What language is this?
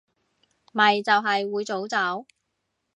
Cantonese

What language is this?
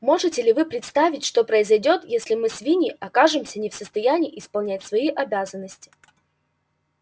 Russian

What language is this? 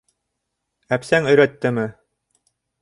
Bashkir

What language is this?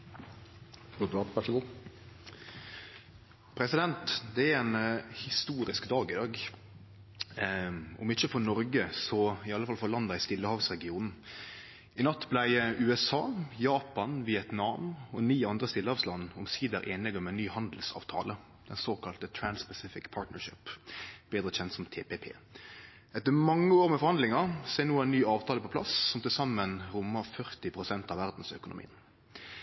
Norwegian Nynorsk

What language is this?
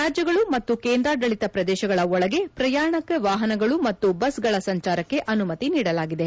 Kannada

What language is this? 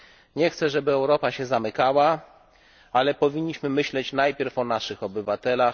Polish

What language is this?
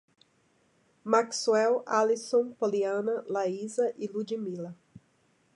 Portuguese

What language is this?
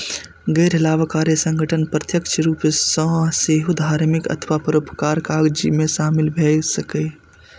Maithili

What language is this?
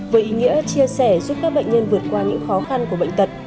Vietnamese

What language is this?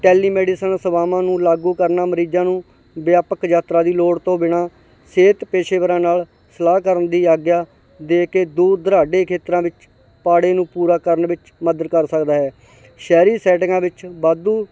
Punjabi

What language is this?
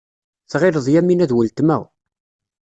Kabyle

